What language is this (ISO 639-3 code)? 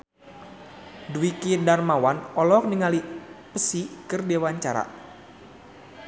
sun